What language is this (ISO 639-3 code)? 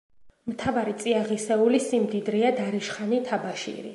kat